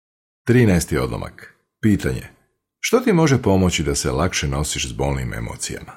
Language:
Croatian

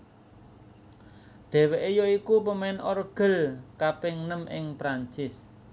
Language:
Javanese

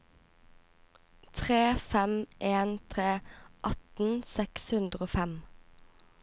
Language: Norwegian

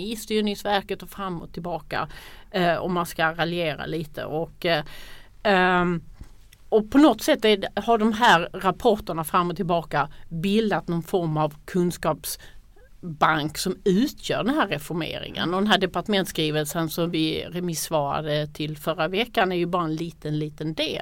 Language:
Swedish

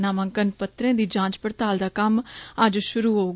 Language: Dogri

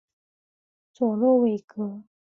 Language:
Chinese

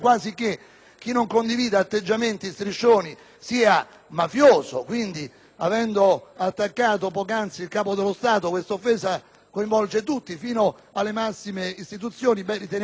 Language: Italian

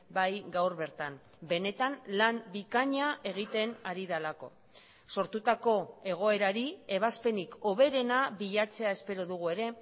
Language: Basque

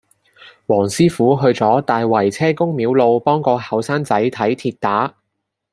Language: Cantonese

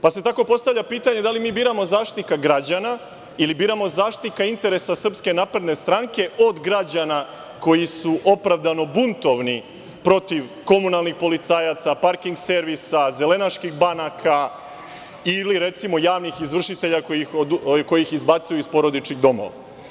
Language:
Serbian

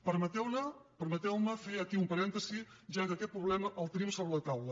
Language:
Catalan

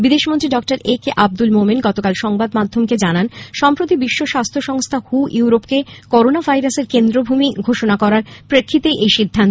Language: Bangla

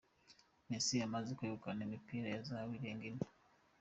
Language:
Kinyarwanda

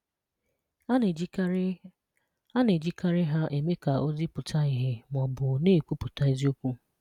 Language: Igbo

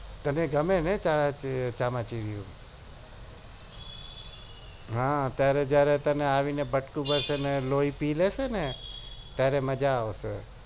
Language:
Gujarati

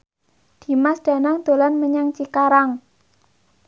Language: Javanese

